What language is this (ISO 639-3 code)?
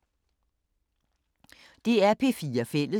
dan